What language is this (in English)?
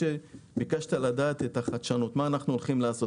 Hebrew